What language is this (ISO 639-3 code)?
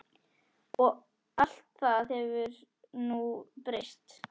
isl